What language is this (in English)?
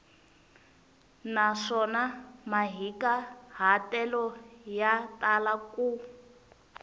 Tsonga